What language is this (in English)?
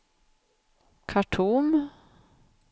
Swedish